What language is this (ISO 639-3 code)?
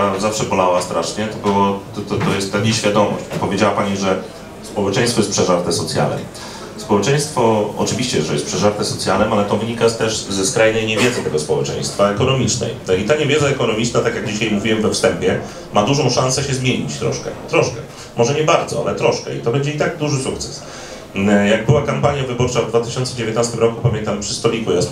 pol